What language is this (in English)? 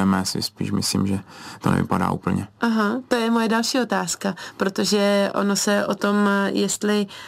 Czech